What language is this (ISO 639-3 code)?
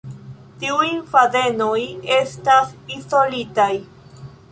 epo